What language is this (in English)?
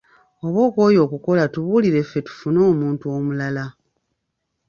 Ganda